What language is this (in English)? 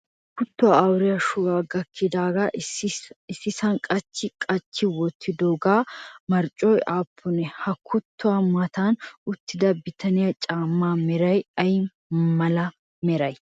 Wolaytta